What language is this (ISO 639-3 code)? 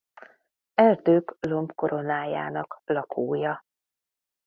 hun